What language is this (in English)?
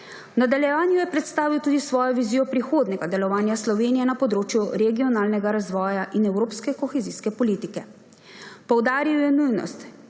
Slovenian